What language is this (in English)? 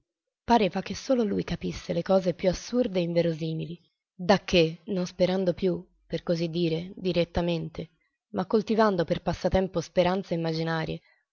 Italian